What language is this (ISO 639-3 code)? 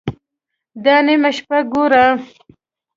pus